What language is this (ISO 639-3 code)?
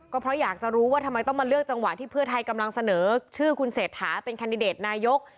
tha